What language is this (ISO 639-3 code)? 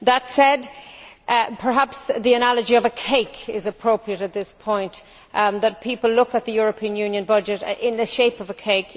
eng